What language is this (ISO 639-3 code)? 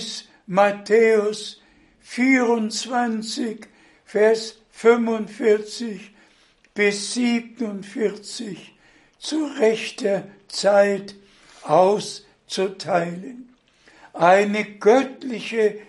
deu